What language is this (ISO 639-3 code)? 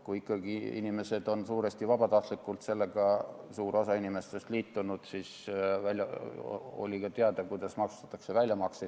est